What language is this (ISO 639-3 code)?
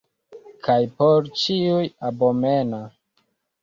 epo